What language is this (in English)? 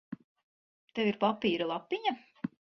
Latvian